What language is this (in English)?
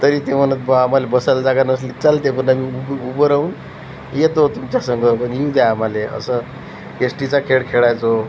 Marathi